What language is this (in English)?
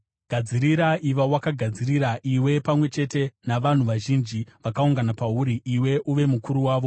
Shona